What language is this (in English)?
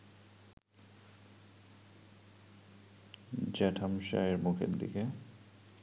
Bangla